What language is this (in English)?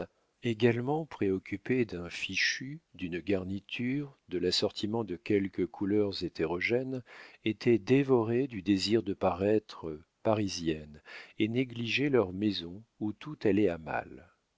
French